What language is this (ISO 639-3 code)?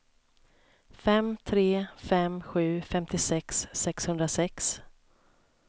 swe